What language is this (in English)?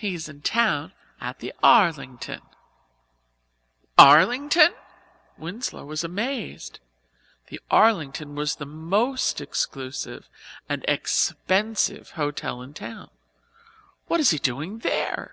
English